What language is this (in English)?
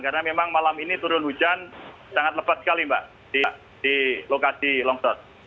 Indonesian